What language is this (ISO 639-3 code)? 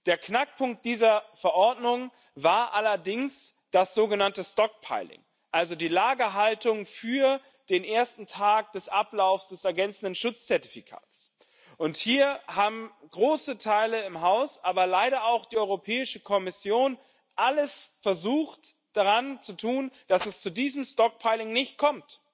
deu